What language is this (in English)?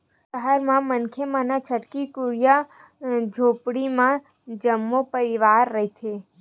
Chhattisgarhi